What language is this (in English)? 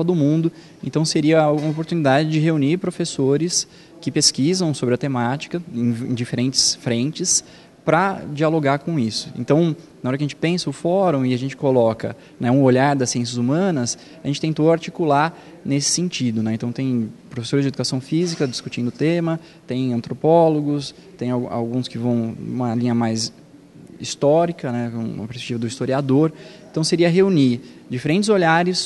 Portuguese